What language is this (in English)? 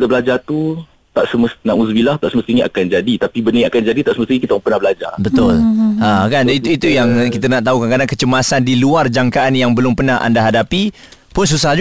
Malay